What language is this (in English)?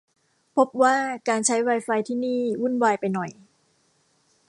Thai